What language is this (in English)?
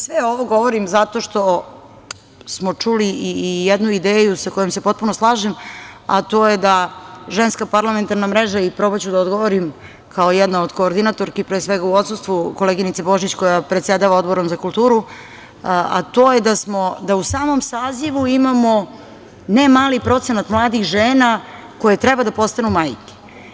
Serbian